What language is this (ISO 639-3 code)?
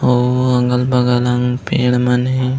hne